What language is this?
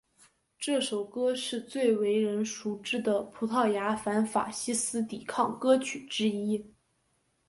Chinese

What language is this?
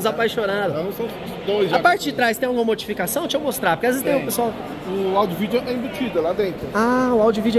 Portuguese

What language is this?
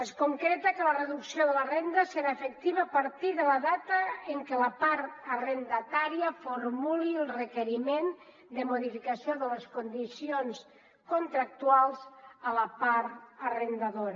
Catalan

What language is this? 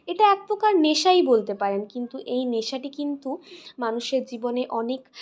Bangla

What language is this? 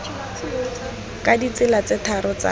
Tswana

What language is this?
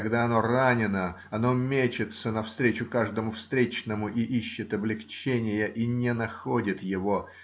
Russian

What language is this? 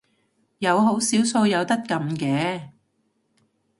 Cantonese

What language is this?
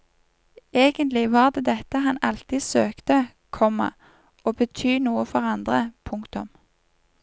Norwegian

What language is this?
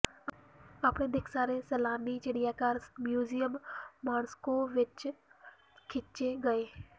Punjabi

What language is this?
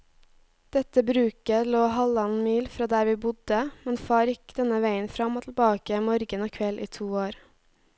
Norwegian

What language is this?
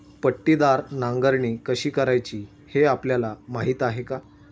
Marathi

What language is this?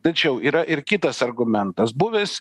Lithuanian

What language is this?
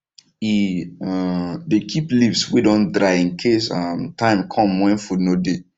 Nigerian Pidgin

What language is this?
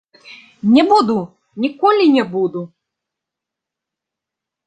Belarusian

